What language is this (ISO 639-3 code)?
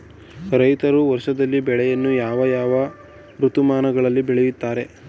kan